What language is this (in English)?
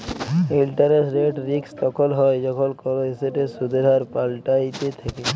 Bangla